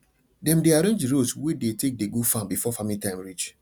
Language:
Nigerian Pidgin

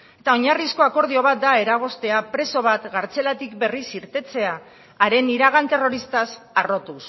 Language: Basque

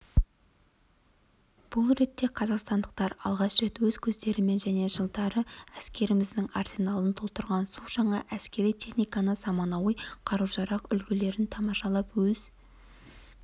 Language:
Kazakh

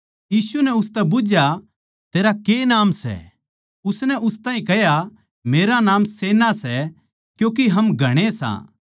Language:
Haryanvi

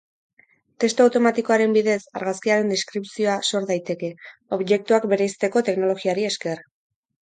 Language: Basque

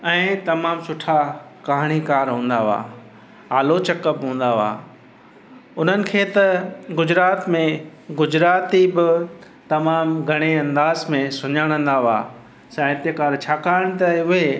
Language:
Sindhi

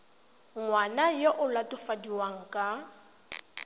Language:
Tswana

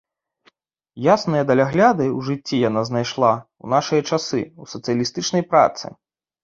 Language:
Belarusian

